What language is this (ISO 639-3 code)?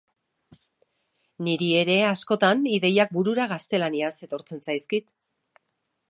eus